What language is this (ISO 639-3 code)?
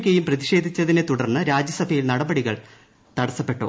mal